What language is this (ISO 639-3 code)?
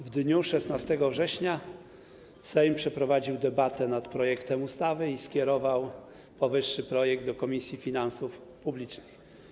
pol